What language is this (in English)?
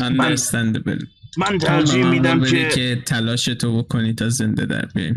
Persian